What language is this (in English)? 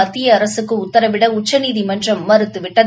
Tamil